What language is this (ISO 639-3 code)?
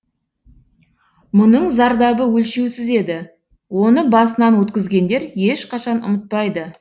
kaz